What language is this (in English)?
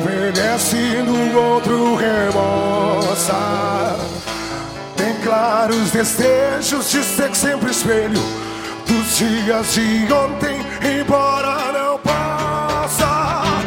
Portuguese